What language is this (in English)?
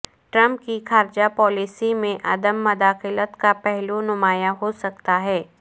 Urdu